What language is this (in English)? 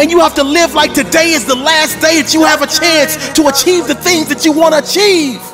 English